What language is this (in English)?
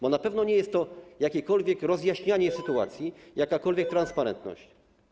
Polish